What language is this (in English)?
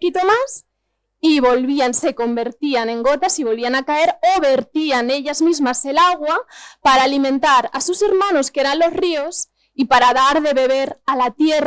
Spanish